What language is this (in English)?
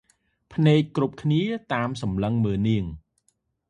Khmer